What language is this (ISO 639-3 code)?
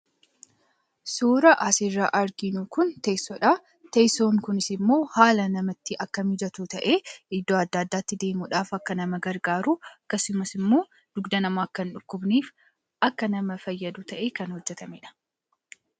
orm